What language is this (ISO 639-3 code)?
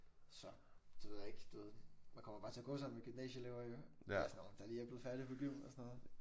dan